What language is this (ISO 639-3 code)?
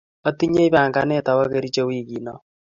kln